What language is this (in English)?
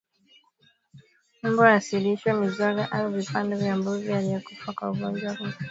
Swahili